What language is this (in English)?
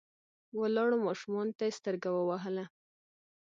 Pashto